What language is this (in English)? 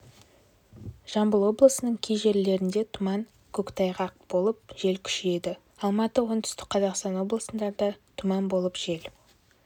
Kazakh